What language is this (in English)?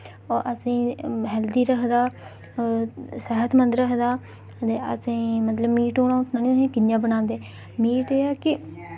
Dogri